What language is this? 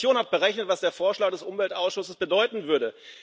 German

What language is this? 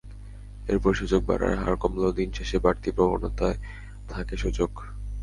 Bangla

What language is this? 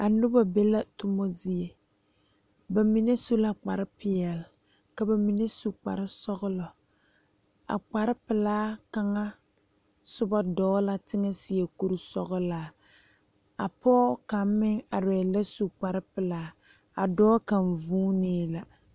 Southern Dagaare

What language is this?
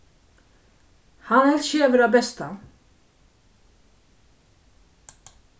Faroese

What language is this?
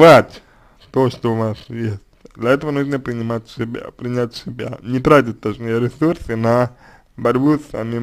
Russian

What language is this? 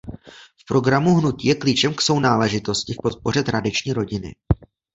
Czech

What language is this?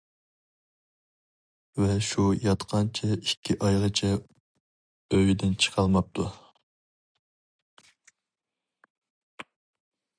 Uyghur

